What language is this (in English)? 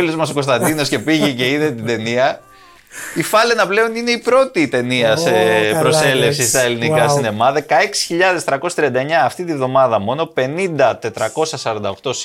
Greek